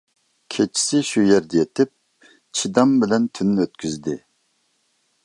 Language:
Uyghur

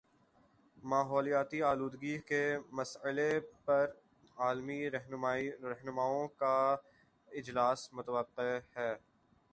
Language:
Urdu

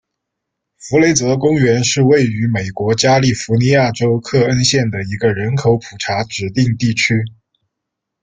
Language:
Chinese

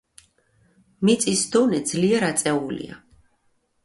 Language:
Georgian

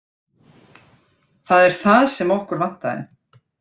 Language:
Icelandic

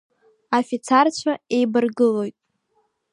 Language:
Abkhazian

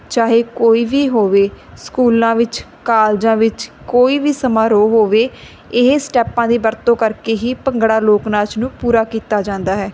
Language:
Punjabi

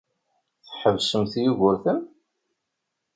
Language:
Kabyle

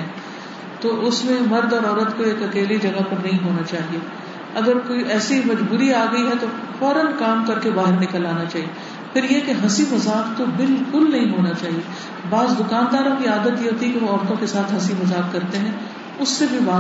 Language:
Urdu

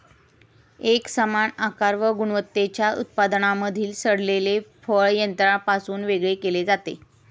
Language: Marathi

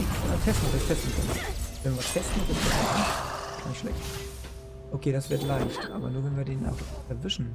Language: German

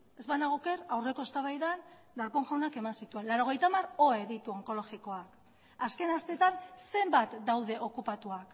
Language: Basque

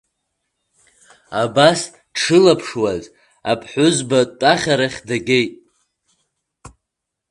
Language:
Abkhazian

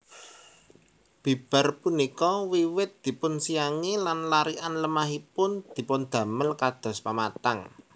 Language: Javanese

